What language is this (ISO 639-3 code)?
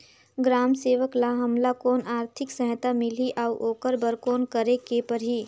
hne